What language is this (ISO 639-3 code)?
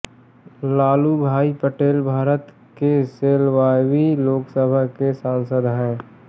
hin